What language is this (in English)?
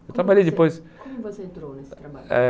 Portuguese